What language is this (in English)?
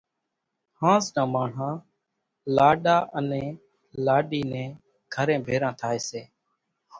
Kachi Koli